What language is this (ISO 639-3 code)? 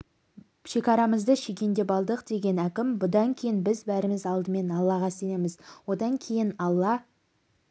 kaz